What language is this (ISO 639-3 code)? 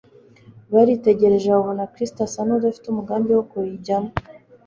kin